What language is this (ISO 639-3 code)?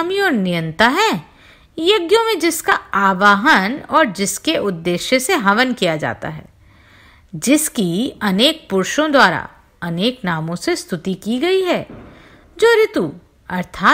hin